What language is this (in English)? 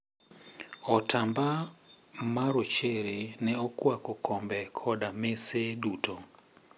Luo (Kenya and Tanzania)